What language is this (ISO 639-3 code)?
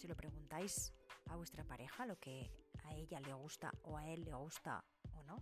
spa